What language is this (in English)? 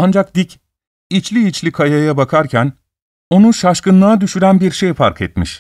Turkish